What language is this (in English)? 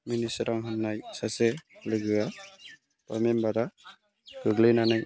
Bodo